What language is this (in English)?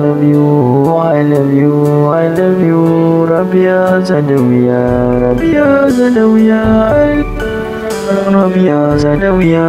Romanian